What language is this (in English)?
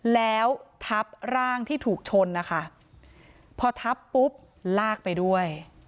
Thai